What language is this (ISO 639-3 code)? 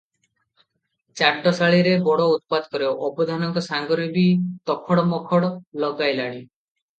ori